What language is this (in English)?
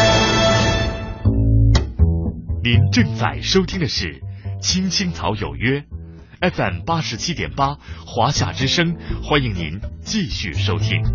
Chinese